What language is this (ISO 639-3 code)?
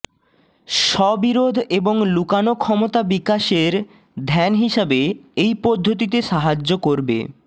ben